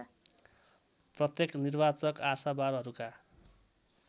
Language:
Nepali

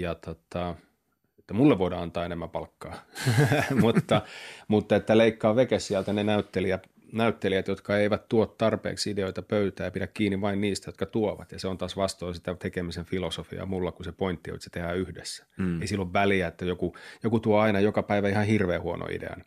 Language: Finnish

